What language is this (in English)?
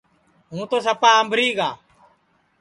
Sansi